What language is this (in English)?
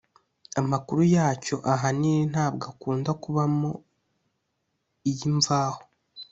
Kinyarwanda